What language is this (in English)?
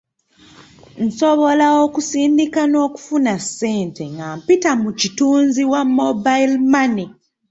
Ganda